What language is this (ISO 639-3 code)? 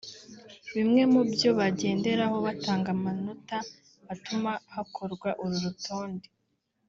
kin